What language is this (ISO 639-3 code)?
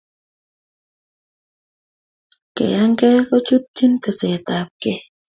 kln